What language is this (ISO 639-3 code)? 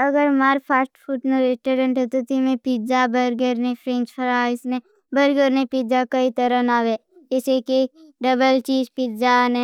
bhb